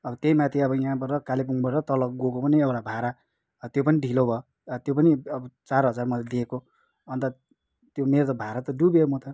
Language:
Nepali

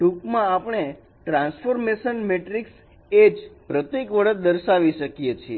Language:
Gujarati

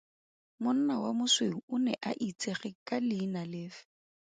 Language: Tswana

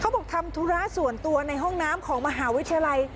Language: Thai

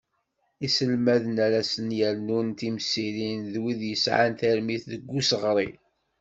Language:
Kabyle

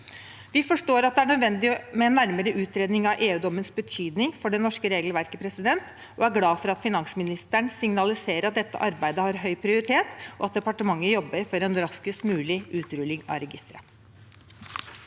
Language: Norwegian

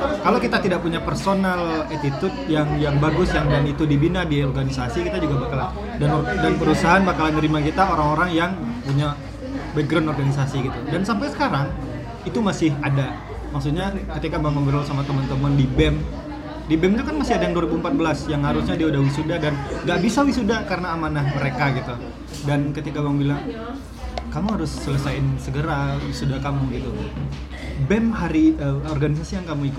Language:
Indonesian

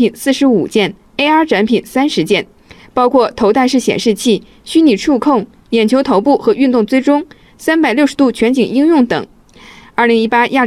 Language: Chinese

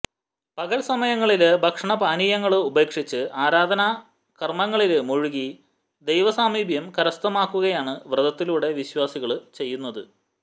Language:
Malayalam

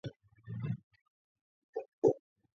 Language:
Georgian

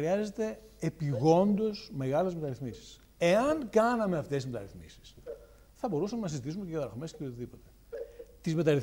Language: Greek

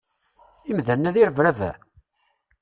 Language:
Kabyle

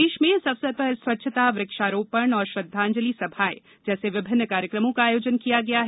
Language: Hindi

